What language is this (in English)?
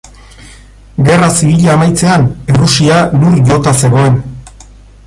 Basque